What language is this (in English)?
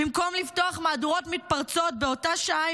Hebrew